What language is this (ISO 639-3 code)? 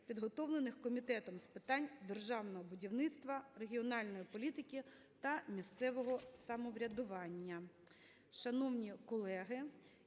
ukr